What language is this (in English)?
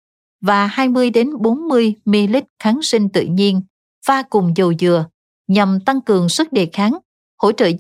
Vietnamese